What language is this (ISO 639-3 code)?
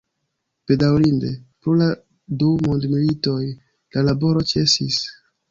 epo